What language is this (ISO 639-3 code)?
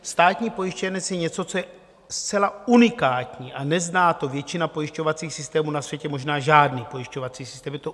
ces